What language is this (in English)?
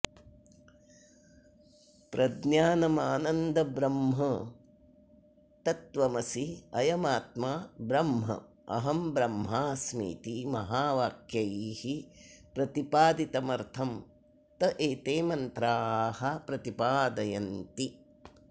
Sanskrit